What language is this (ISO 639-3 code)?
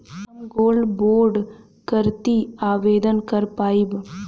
bho